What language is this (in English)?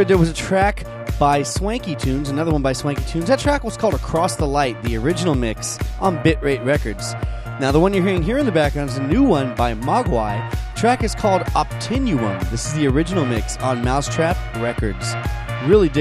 English